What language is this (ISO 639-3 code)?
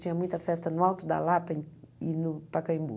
por